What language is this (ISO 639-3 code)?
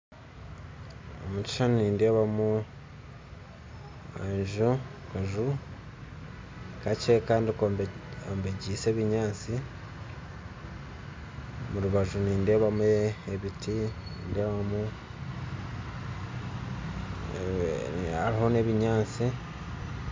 nyn